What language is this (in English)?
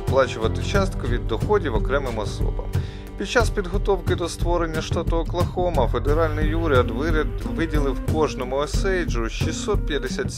Ukrainian